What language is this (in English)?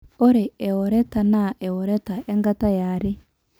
Masai